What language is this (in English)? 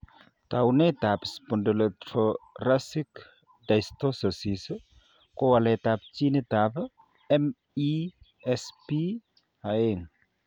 Kalenjin